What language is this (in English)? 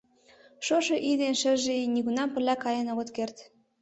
Mari